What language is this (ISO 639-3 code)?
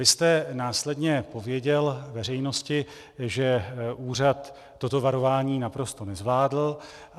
ces